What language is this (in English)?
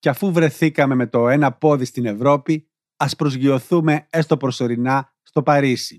Greek